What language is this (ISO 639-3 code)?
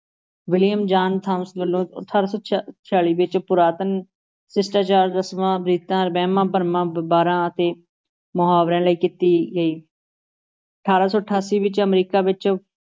pan